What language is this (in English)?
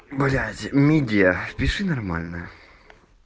Russian